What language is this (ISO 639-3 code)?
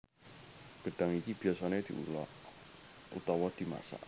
jav